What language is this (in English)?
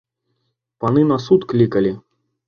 Belarusian